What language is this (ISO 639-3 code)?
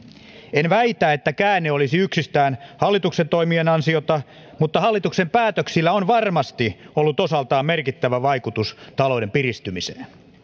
fin